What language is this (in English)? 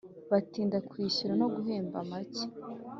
Kinyarwanda